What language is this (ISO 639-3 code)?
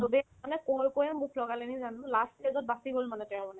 asm